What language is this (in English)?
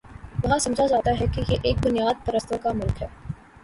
Urdu